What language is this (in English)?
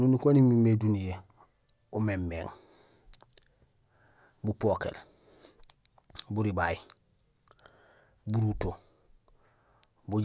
Gusilay